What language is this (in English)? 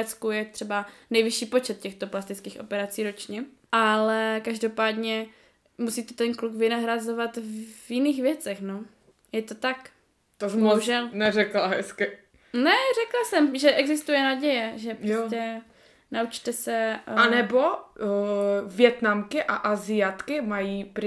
Czech